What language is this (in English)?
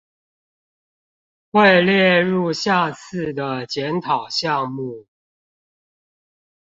Chinese